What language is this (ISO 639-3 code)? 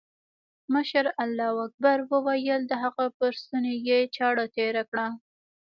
pus